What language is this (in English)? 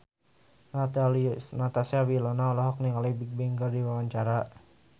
Sundanese